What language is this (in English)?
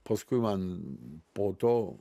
Lithuanian